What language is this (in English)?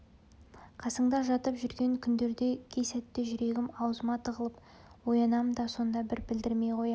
Kazakh